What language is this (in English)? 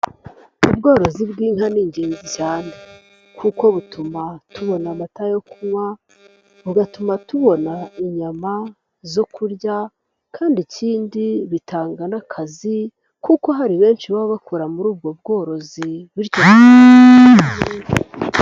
Kinyarwanda